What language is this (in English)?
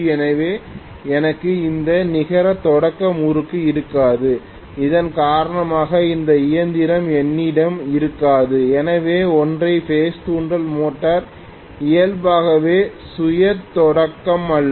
Tamil